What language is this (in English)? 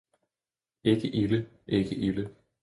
Danish